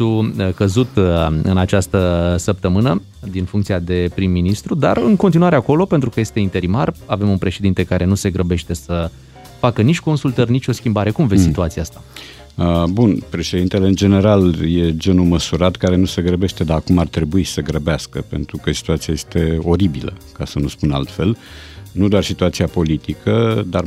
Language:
Romanian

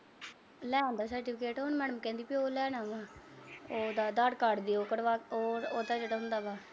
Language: Punjabi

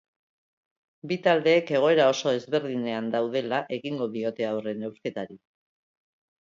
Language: Basque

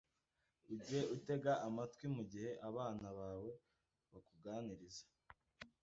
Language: Kinyarwanda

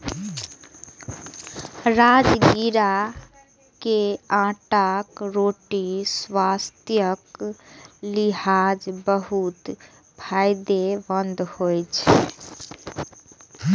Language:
Maithili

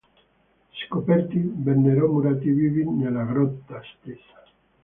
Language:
Italian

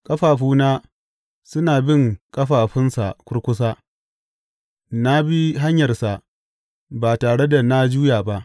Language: Hausa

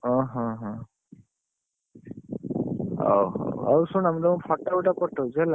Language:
Odia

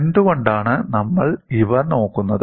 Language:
Malayalam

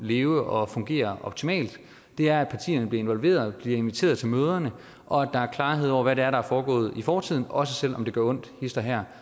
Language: Danish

